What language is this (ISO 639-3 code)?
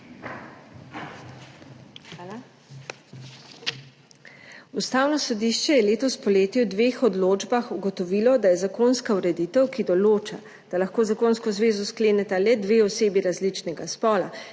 slv